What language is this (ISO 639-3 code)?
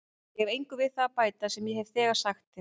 isl